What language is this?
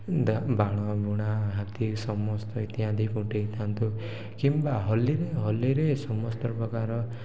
Odia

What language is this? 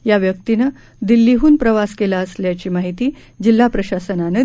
Marathi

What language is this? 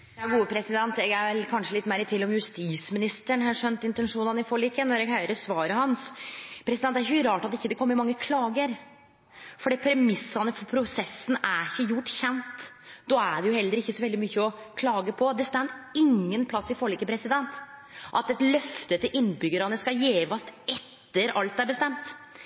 Norwegian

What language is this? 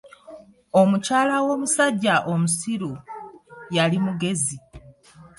Ganda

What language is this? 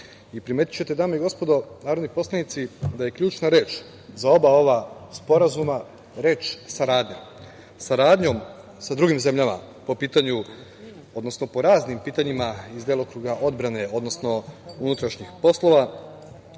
Serbian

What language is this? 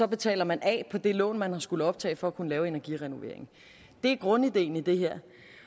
Danish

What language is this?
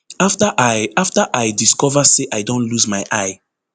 Nigerian Pidgin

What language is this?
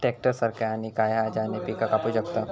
Marathi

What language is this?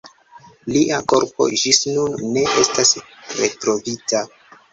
Esperanto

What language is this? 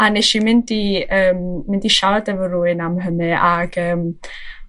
Welsh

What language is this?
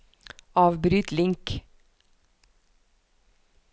Norwegian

